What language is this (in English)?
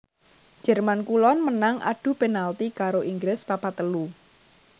Javanese